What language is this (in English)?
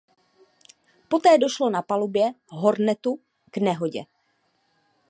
Czech